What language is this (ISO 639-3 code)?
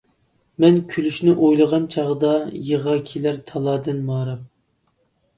uig